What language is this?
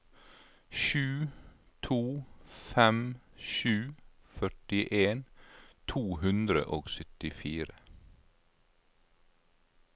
Norwegian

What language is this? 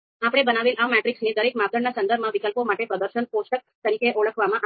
Gujarati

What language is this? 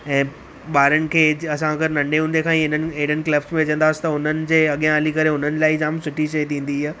Sindhi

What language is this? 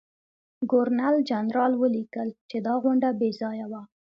Pashto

